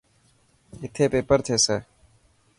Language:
Dhatki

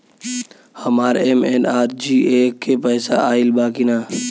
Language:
Bhojpuri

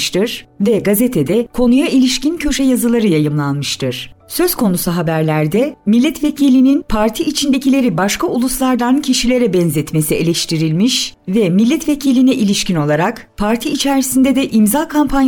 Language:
Turkish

